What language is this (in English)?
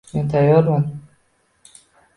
Uzbek